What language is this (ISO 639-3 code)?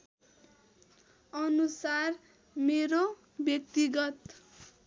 nep